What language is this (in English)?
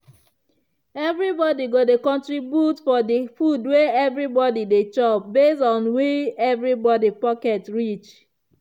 Nigerian Pidgin